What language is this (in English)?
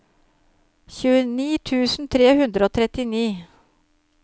Norwegian